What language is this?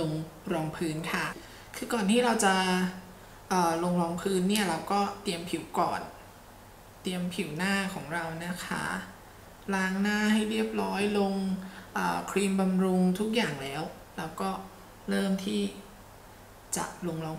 Thai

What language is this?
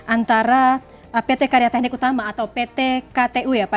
Indonesian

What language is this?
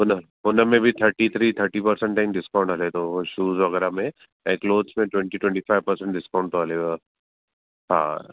Sindhi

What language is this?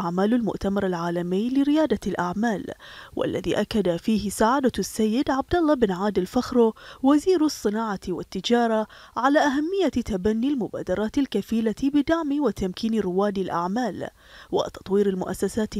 Arabic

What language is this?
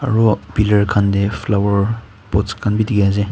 Naga Pidgin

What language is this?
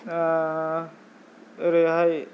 Bodo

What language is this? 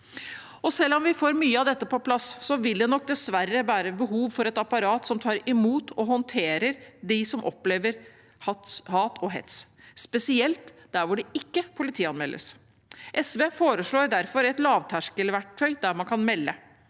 Norwegian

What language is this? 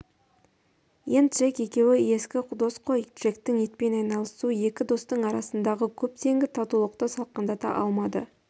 Kazakh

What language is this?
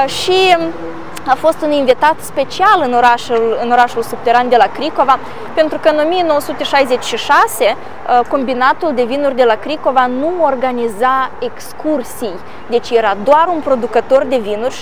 Romanian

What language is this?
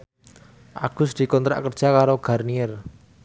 Javanese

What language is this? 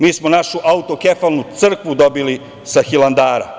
Serbian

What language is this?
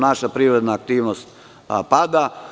Serbian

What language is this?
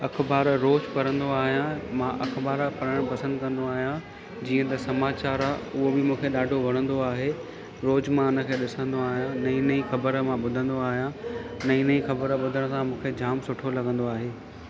Sindhi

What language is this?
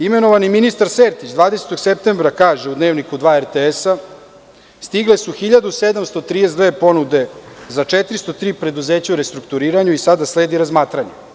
Serbian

